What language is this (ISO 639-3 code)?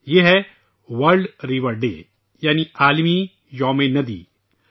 urd